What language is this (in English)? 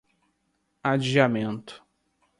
Portuguese